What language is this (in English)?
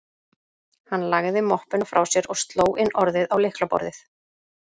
Icelandic